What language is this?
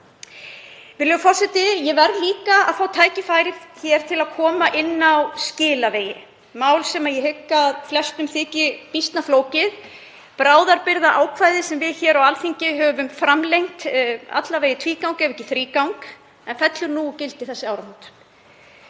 Icelandic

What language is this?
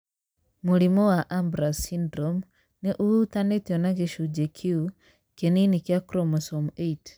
Kikuyu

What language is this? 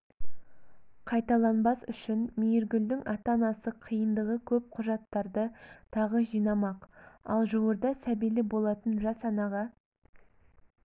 Kazakh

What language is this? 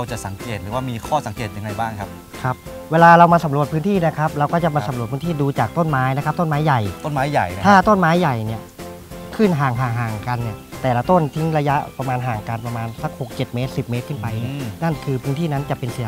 Thai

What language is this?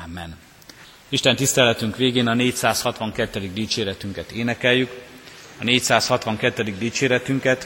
Hungarian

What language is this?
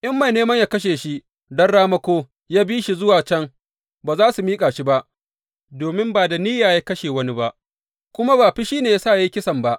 Hausa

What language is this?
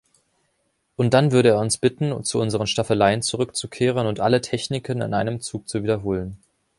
German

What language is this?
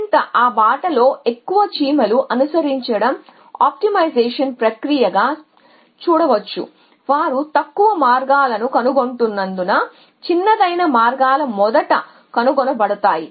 Telugu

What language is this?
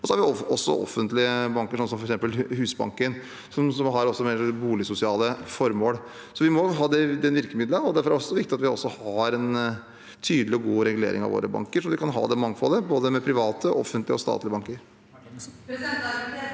Norwegian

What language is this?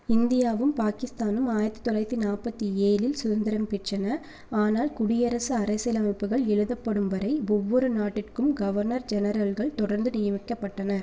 Tamil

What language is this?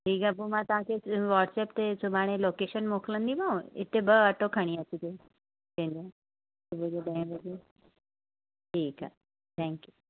Sindhi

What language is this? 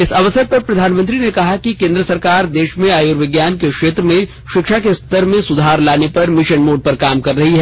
Hindi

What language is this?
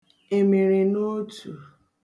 Igbo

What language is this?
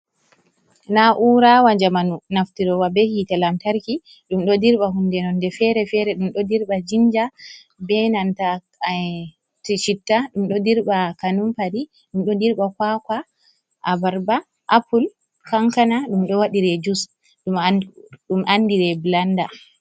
Fula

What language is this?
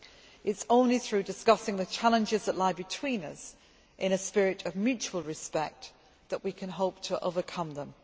English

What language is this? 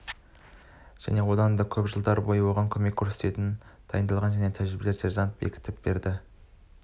Kazakh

